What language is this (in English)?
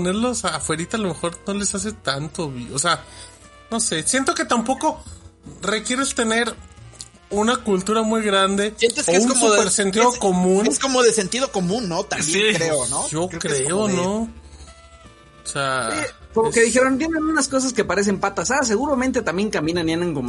Spanish